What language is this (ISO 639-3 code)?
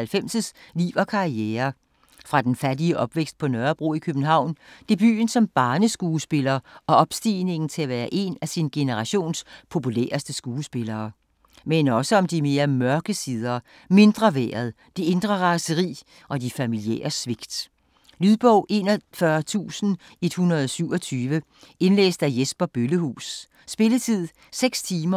dan